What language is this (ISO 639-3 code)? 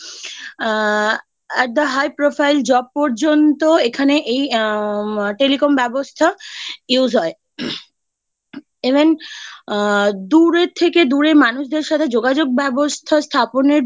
ben